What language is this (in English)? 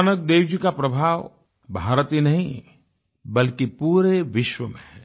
Hindi